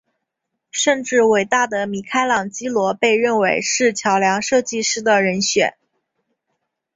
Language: Chinese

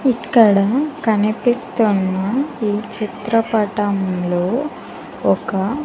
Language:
Telugu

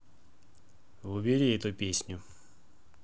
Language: Russian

